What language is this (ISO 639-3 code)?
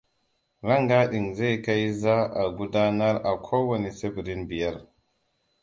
hau